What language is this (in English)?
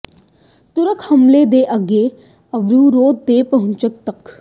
Punjabi